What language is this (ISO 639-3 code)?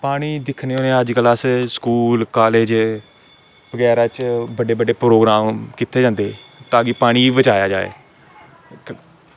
doi